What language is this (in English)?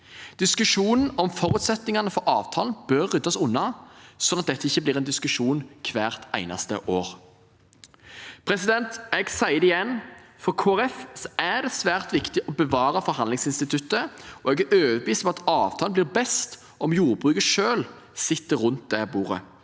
Norwegian